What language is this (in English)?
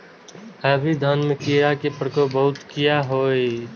Maithili